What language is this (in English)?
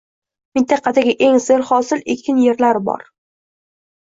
Uzbek